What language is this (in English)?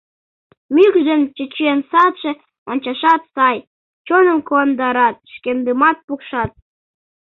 Mari